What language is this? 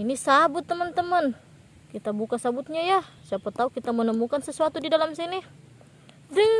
Indonesian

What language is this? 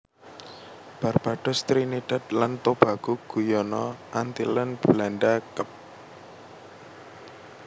Javanese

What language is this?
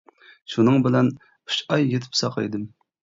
Uyghur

